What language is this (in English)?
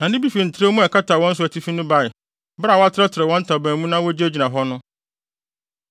Akan